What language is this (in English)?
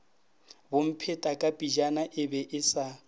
Northern Sotho